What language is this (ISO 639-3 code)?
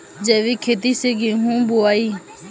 bho